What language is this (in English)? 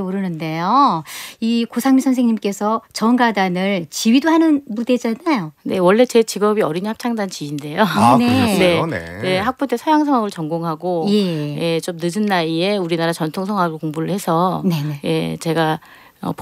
Korean